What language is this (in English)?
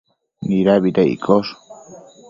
Matsés